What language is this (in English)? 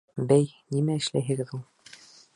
Bashkir